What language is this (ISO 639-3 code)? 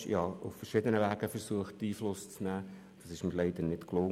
gsw